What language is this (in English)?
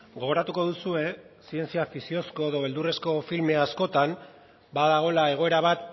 Basque